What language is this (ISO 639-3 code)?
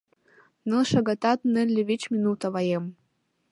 chm